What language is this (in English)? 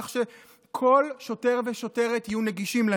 Hebrew